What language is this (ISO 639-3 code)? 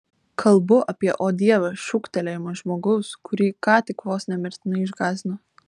lit